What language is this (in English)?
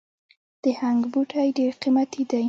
Pashto